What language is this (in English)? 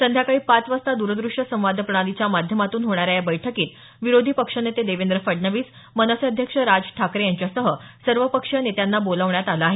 Marathi